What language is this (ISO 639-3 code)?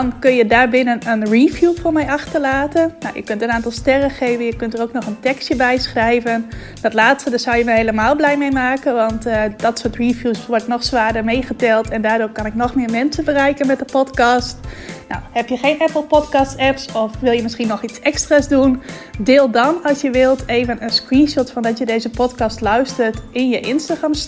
nld